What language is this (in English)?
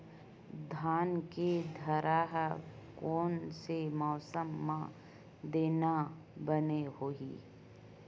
Chhattisgarhi